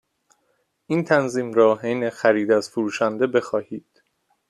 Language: Persian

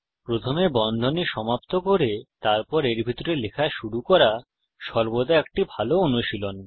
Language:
Bangla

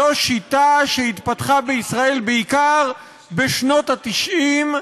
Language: Hebrew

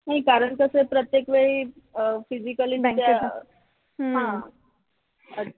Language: Marathi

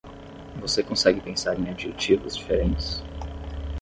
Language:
Portuguese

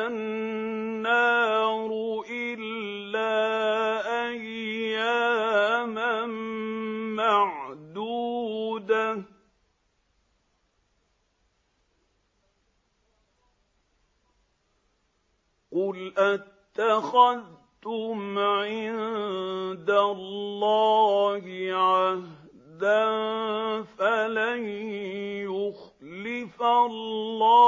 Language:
Arabic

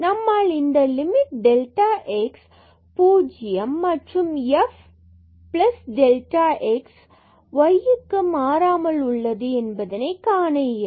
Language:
Tamil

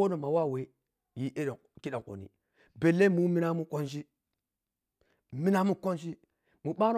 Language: Piya-Kwonci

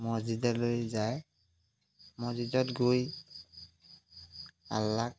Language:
Assamese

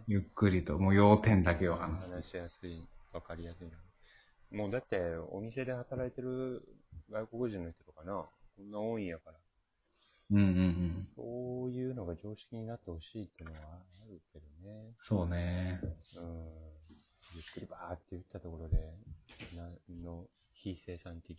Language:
Japanese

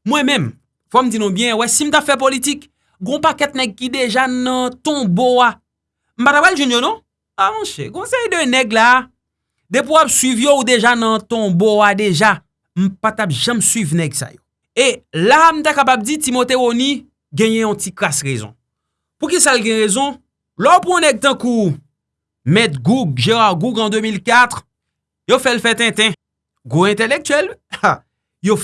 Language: French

